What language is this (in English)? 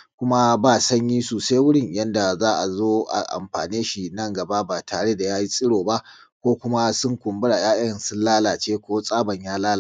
Hausa